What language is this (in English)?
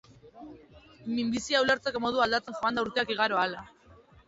Basque